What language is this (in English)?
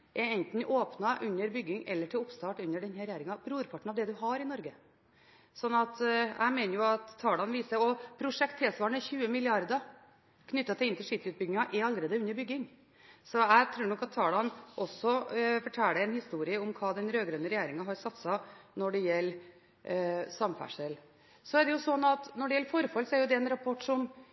Norwegian Bokmål